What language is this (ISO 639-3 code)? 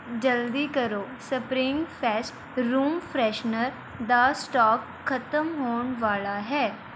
pan